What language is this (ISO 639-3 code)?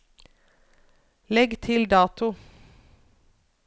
nor